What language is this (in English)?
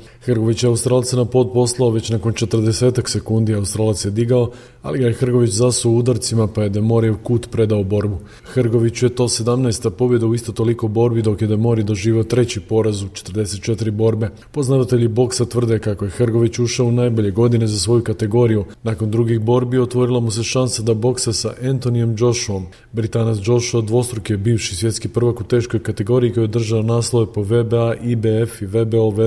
Croatian